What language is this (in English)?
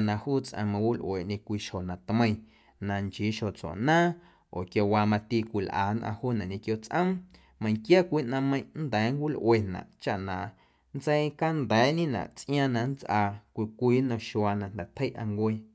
Guerrero Amuzgo